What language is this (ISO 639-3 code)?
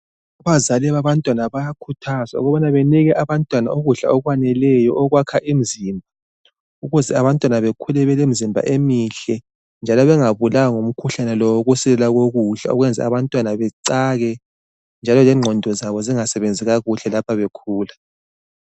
nde